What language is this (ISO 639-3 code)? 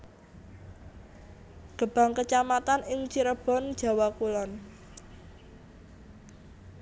jav